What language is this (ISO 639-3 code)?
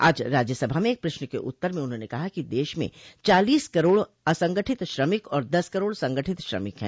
hin